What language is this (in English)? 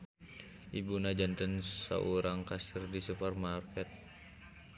Sundanese